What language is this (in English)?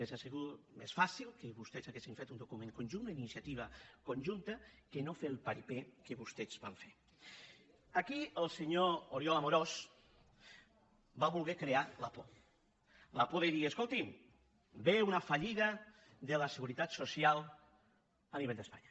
Catalan